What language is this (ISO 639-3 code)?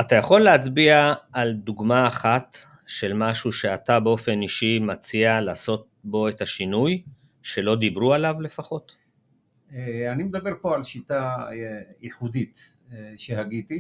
heb